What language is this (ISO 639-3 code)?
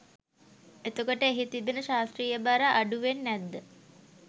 sin